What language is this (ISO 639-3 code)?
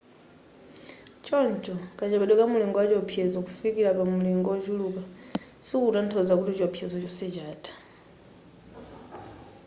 nya